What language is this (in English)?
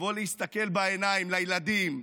Hebrew